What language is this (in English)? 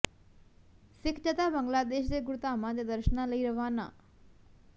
Punjabi